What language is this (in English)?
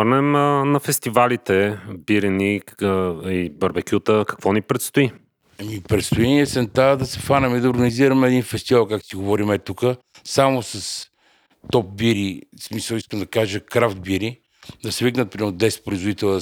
Bulgarian